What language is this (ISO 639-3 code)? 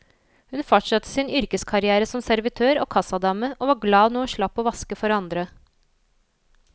nor